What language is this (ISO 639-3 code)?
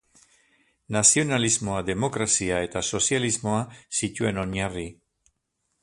eus